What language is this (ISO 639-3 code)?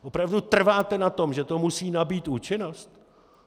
ces